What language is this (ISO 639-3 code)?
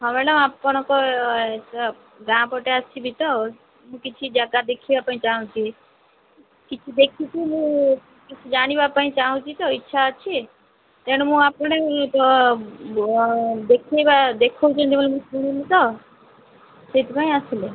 ori